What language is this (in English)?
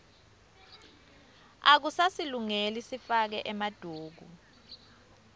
Swati